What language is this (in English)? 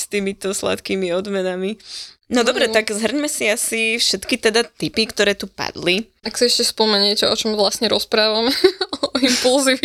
Slovak